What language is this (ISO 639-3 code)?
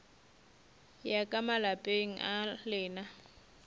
nso